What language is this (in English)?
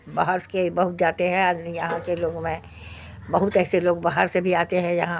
Urdu